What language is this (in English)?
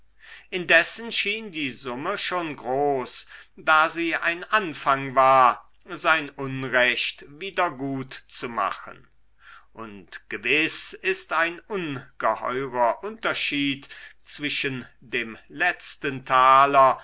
German